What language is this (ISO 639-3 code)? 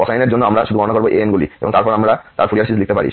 ben